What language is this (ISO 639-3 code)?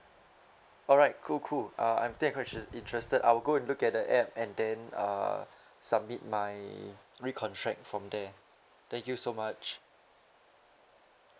eng